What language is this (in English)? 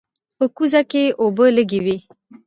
Pashto